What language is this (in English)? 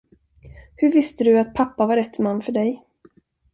Swedish